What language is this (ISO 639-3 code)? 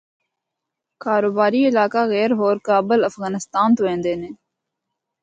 hno